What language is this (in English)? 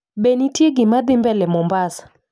Luo (Kenya and Tanzania)